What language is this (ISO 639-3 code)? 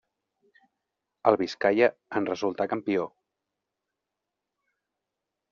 cat